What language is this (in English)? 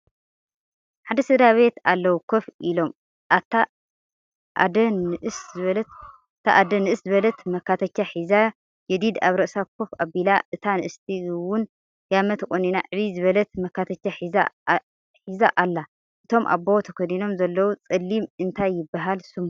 Tigrinya